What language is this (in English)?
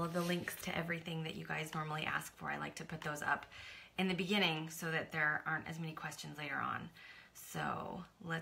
English